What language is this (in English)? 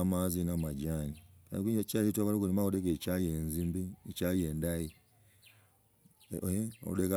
Logooli